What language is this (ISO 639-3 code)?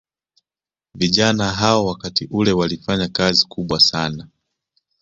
swa